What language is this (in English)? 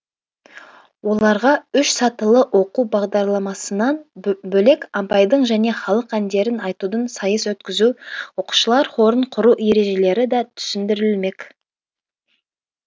Kazakh